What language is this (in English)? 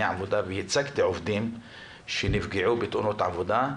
Hebrew